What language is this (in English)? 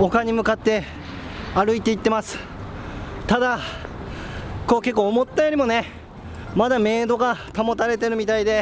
Japanese